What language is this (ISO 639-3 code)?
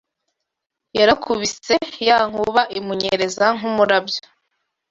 kin